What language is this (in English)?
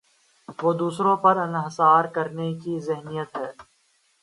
Urdu